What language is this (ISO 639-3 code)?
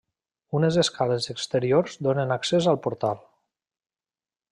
cat